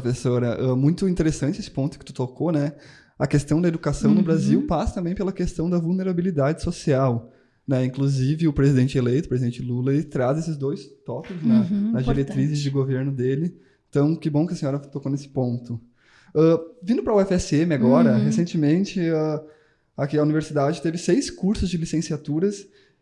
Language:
Portuguese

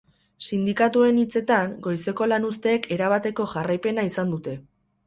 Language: Basque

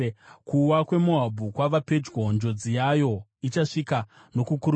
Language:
Shona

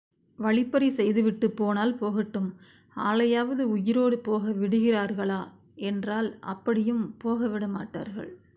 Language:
Tamil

